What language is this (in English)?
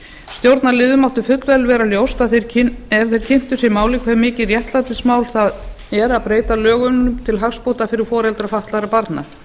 Icelandic